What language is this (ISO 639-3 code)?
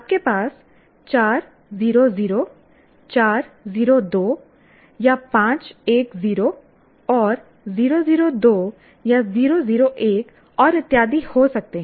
hin